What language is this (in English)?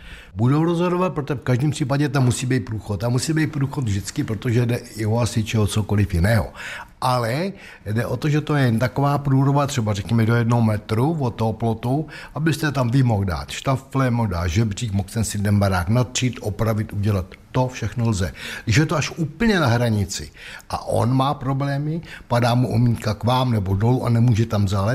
Czech